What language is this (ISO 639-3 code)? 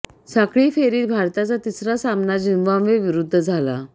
mar